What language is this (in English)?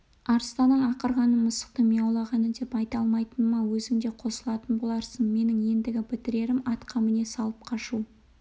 Kazakh